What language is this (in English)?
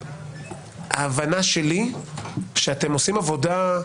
Hebrew